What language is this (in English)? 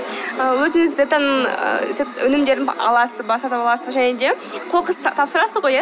Kazakh